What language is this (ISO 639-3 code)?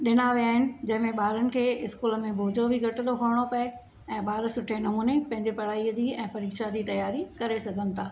snd